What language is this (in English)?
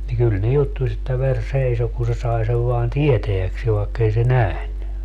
Finnish